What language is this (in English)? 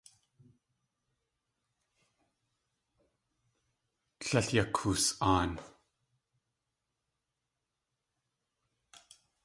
Tlingit